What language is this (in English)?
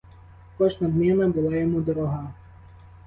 Ukrainian